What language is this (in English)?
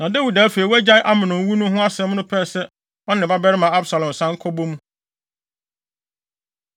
Akan